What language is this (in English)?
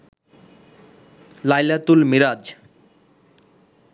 Bangla